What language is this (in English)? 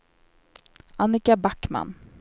Swedish